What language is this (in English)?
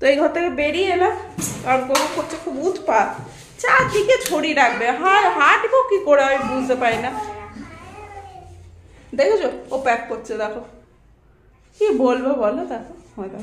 Bangla